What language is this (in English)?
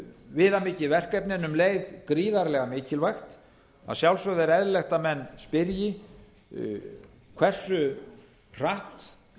Icelandic